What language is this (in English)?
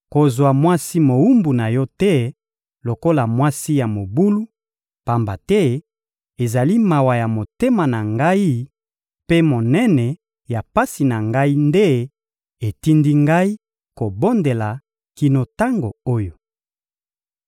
Lingala